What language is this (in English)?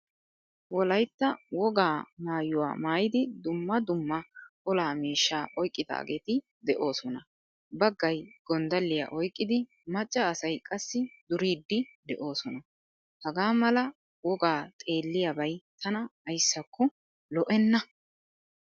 Wolaytta